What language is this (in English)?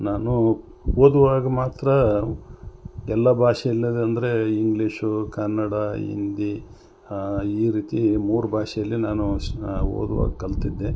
Kannada